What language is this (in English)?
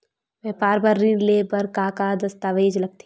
Chhattisgarhi